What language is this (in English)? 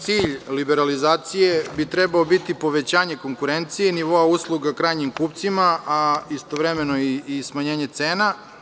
Serbian